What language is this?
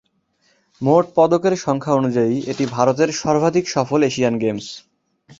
Bangla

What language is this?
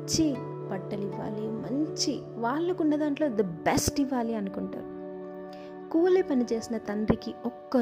Telugu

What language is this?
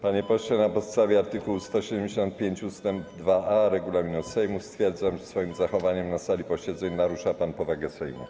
Polish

